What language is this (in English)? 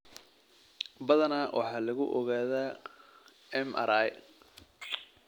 Somali